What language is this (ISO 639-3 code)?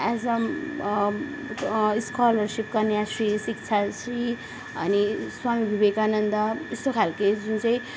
nep